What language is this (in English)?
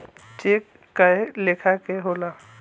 Bhojpuri